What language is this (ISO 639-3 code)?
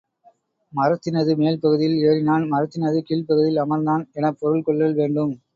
tam